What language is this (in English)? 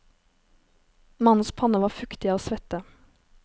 Norwegian